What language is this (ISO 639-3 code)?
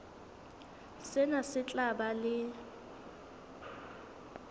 sot